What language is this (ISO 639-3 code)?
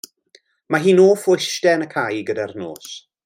cym